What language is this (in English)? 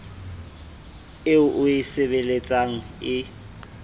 Southern Sotho